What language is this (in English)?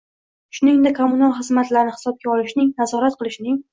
Uzbek